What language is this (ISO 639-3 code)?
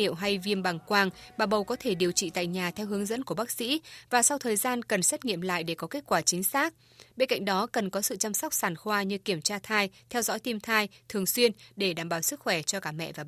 vie